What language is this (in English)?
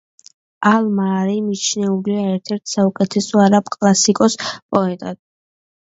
Georgian